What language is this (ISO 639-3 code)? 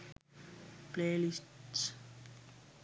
sin